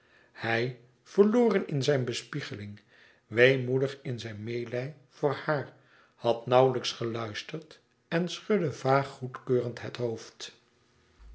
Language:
Dutch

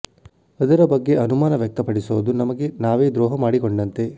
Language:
Kannada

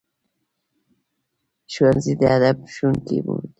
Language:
Pashto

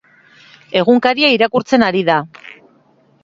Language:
Basque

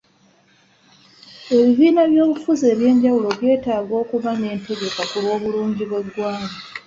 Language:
Ganda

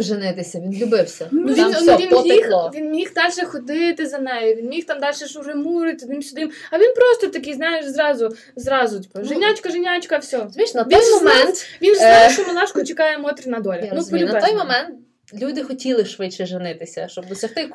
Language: Ukrainian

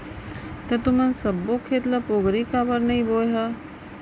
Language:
Chhattisgarhi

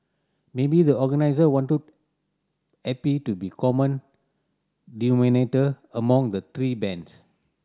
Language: English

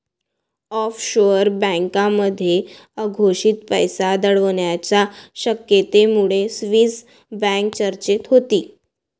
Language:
Marathi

